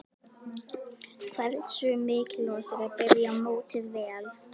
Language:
Icelandic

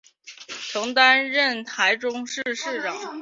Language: Chinese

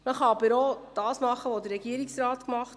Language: Swiss German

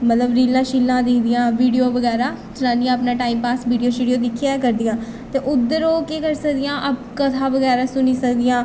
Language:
Dogri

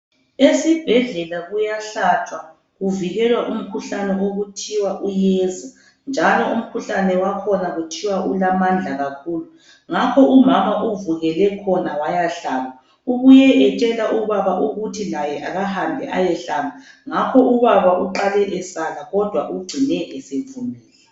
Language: North Ndebele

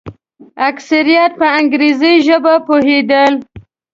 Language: Pashto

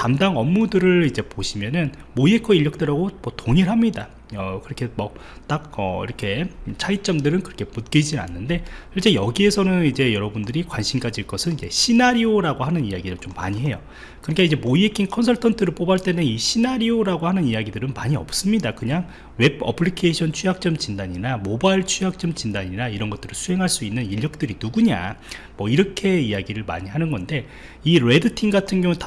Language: Korean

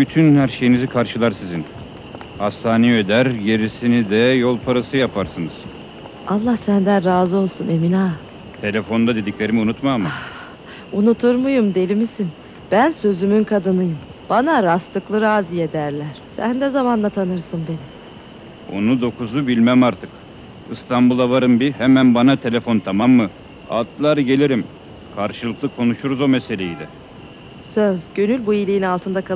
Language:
Turkish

